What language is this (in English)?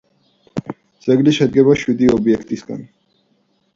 Georgian